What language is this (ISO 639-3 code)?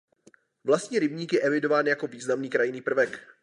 ces